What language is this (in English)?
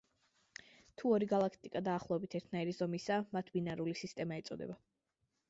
Georgian